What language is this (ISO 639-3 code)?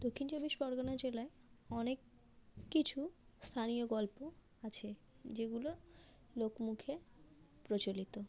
ben